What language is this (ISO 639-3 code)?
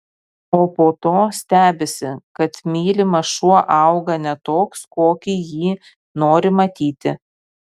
lit